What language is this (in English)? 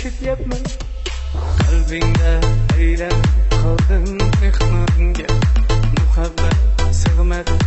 Uzbek